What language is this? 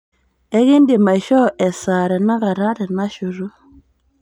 Masai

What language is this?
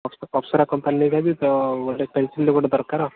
Odia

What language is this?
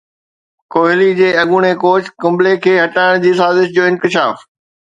Sindhi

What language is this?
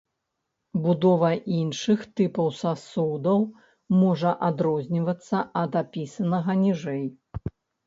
Belarusian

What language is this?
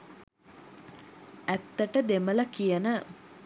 Sinhala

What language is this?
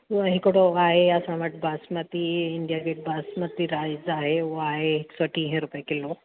Sindhi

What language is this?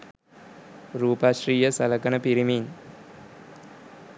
Sinhala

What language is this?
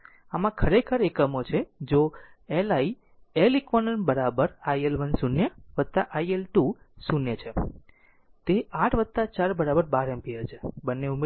Gujarati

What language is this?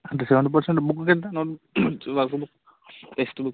Telugu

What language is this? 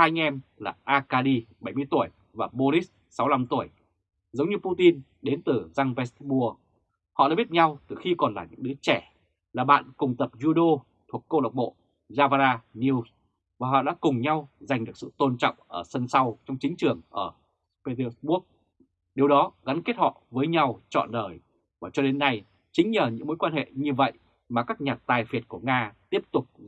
Vietnamese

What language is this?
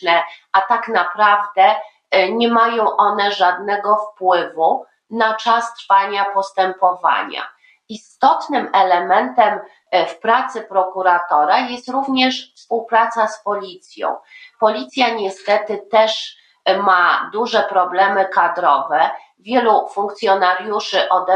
Polish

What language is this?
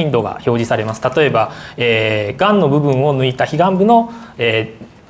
Japanese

